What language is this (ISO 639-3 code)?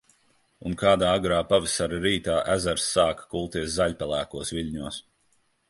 lav